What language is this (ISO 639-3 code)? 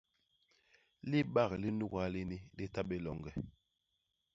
bas